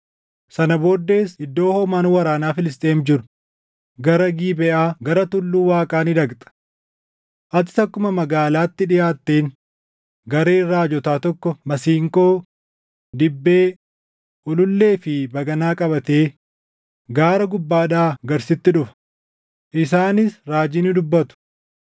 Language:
Oromo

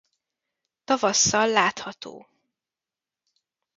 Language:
Hungarian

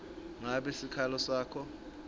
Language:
Swati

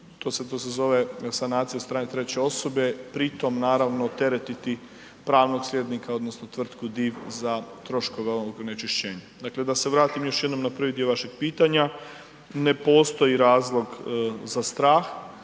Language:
Croatian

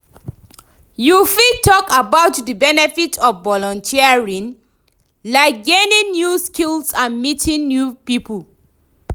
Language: Nigerian Pidgin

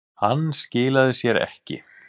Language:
Icelandic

